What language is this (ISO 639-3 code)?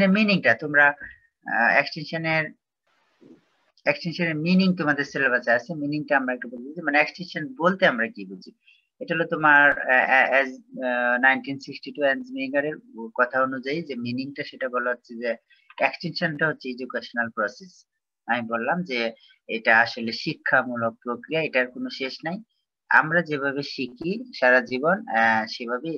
ind